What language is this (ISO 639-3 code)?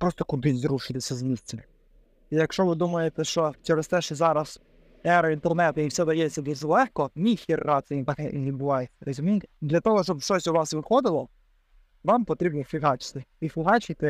ukr